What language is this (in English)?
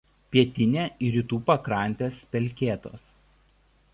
Lithuanian